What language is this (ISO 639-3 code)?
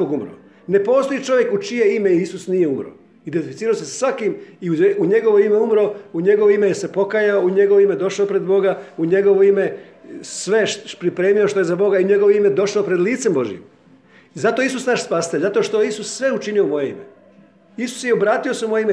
hrv